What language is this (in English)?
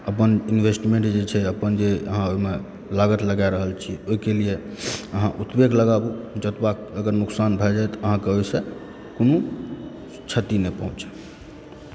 Maithili